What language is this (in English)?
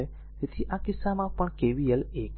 Gujarati